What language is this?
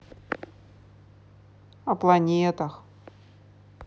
Russian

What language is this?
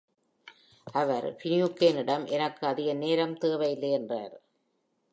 Tamil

